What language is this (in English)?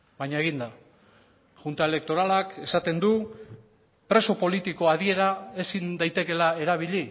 Basque